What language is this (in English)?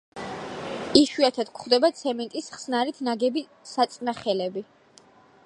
Georgian